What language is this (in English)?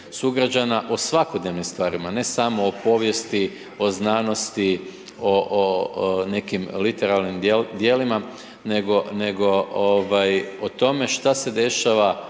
Croatian